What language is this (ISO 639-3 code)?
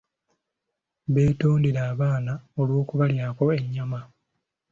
lug